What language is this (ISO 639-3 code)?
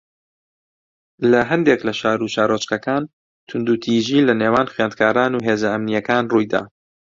ckb